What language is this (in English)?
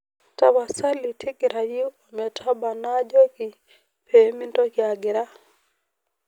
Masai